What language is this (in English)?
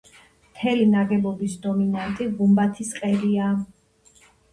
Georgian